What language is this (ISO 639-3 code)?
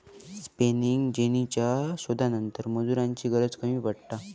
mar